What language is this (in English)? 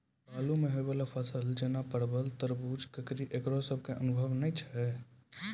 Maithili